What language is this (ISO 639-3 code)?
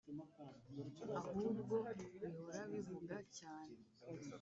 kin